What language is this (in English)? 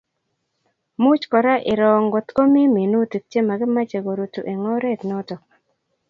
Kalenjin